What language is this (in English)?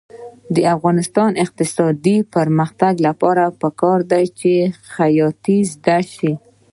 Pashto